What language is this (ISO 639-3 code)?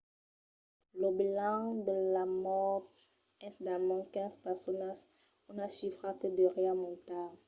oci